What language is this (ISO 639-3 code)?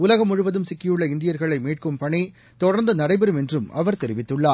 tam